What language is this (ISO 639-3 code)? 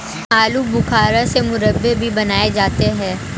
hin